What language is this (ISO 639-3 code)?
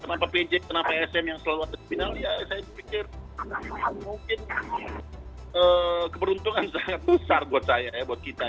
ind